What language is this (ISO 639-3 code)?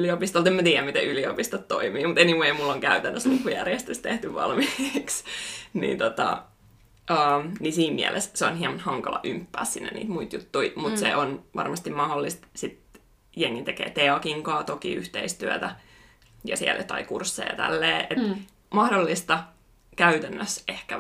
fin